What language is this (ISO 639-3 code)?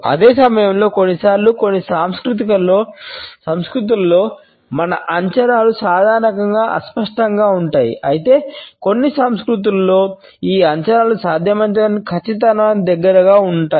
tel